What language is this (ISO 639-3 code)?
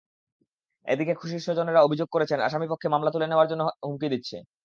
ben